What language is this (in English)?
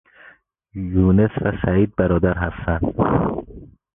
Persian